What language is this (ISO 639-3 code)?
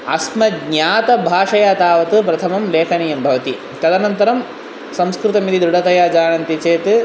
san